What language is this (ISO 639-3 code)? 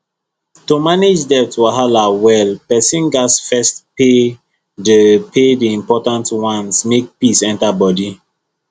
pcm